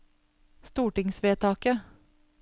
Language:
Norwegian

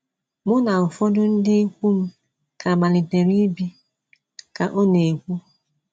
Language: Igbo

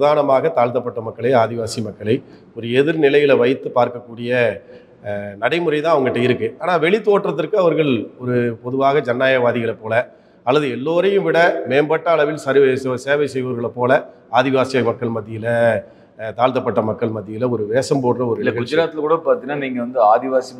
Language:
Hindi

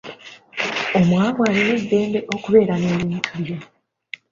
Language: Ganda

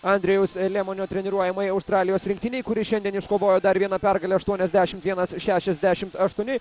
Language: Lithuanian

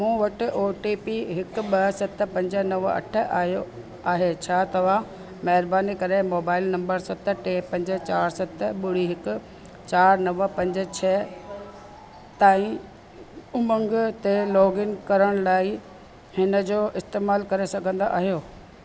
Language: Sindhi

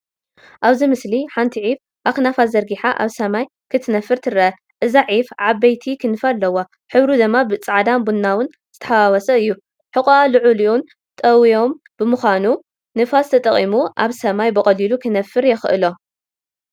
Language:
Tigrinya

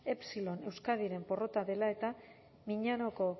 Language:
Basque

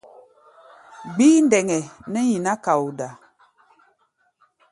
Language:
Gbaya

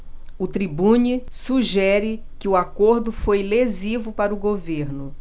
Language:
Portuguese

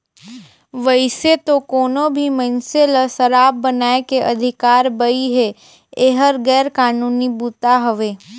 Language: Chhattisgarhi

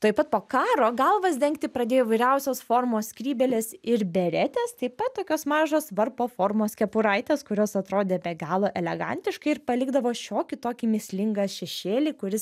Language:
Lithuanian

